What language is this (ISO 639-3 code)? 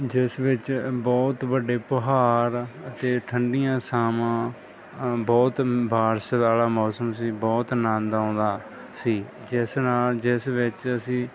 pan